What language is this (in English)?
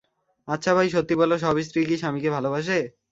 Bangla